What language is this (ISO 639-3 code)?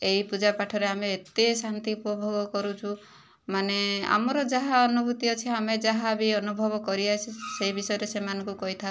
ori